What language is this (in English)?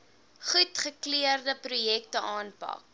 Afrikaans